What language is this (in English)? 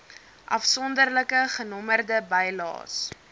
Afrikaans